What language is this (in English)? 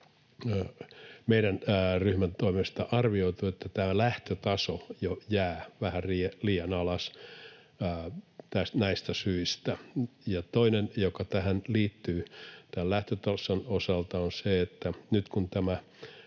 Finnish